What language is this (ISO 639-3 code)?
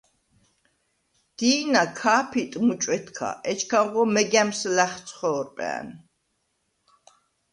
sva